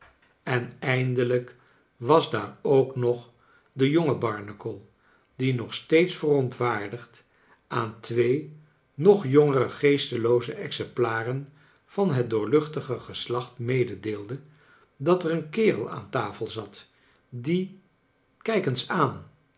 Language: Dutch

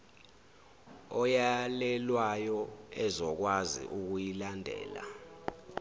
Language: Zulu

